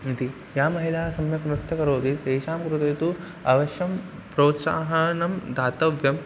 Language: Sanskrit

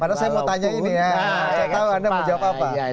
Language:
Indonesian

